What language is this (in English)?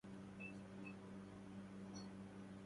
Arabic